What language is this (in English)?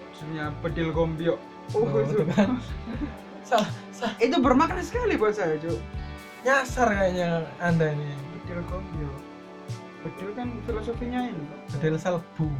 Indonesian